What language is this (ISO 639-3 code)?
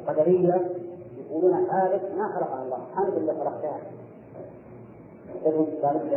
ara